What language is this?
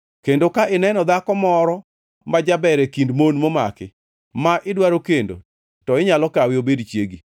Luo (Kenya and Tanzania)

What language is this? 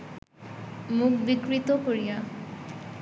Bangla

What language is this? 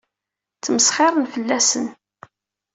Kabyle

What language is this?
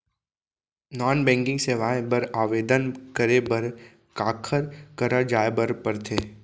Chhattisgarhi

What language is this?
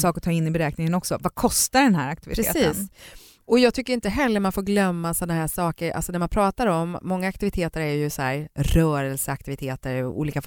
Swedish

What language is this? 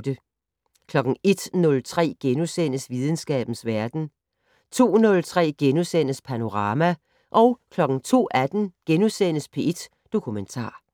Danish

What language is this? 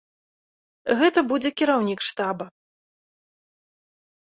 Belarusian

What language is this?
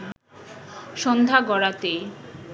Bangla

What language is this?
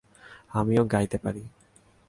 Bangla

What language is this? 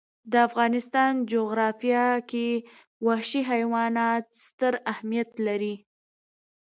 Pashto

